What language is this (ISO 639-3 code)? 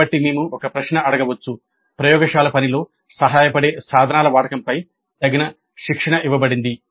tel